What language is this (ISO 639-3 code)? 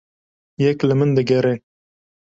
kur